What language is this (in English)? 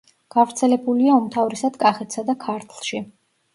Georgian